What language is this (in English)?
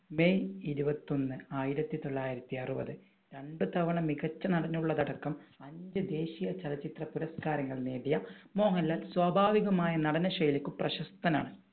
Malayalam